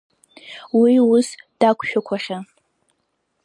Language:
Abkhazian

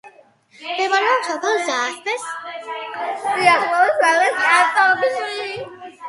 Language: Georgian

